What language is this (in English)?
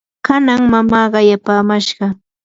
Yanahuanca Pasco Quechua